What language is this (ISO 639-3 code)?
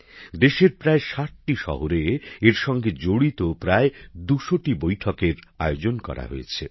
ben